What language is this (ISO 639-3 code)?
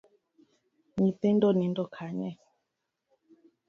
luo